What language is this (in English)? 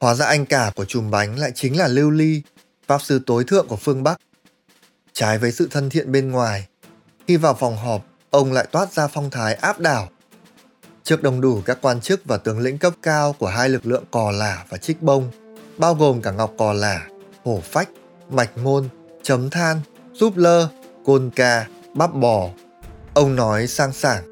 Vietnamese